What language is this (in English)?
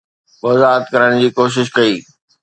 Sindhi